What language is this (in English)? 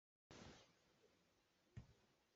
Hakha Chin